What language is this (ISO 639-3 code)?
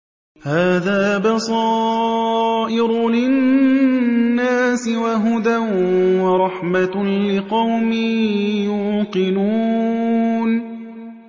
ara